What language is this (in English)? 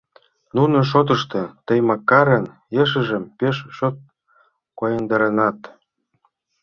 Mari